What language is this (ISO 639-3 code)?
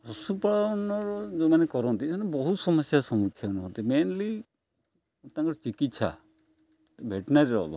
ori